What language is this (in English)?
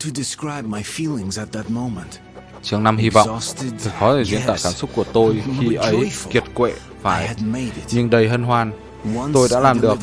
Vietnamese